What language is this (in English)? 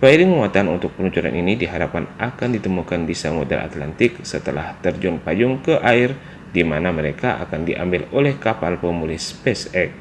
Indonesian